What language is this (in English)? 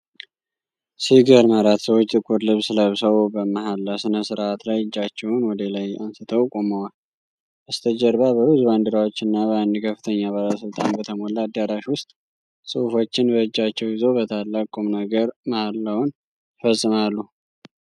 Amharic